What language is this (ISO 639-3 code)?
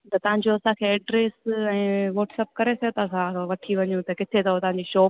snd